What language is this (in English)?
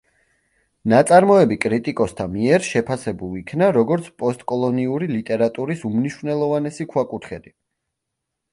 Georgian